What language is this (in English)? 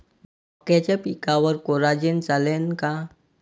Marathi